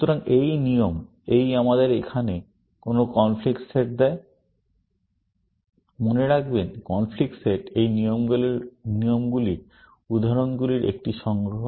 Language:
Bangla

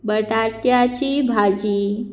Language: Konkani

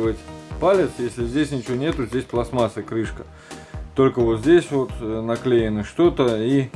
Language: Russian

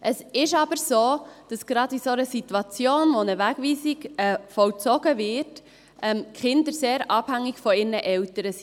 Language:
Swiss German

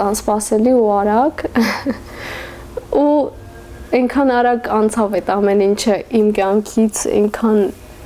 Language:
Turkish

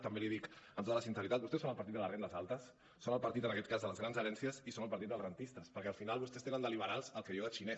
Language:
Catalan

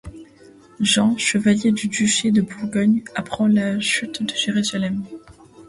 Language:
French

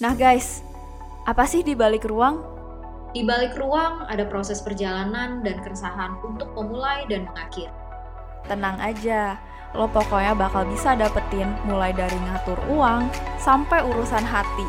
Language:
Indonesian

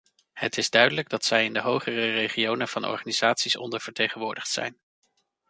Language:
Dutch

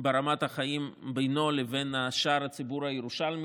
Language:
Hebrew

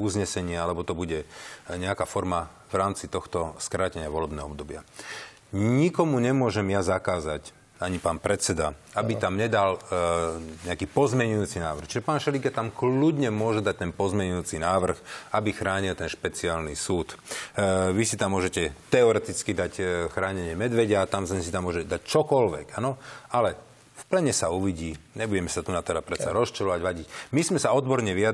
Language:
Slovak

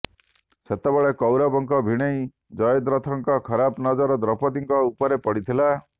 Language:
Odia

